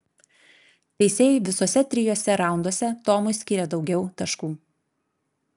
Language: Lithuanian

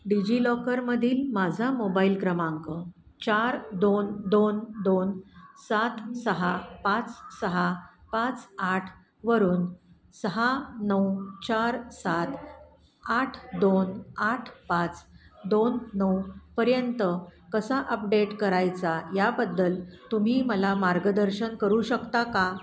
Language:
Marathi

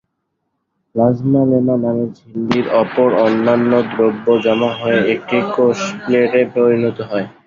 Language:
Bangla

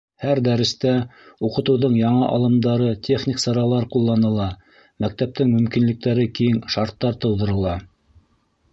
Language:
Bashkir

